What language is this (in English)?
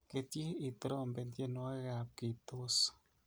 Kalenjin